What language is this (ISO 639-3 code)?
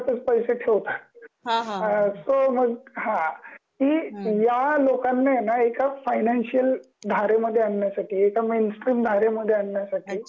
mar